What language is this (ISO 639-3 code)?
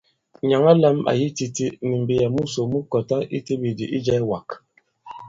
abb